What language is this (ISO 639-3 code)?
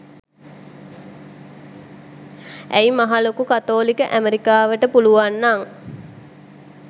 sin